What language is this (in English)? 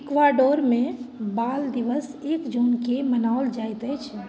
Maithili